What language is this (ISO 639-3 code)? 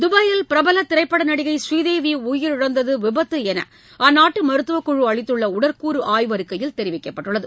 tam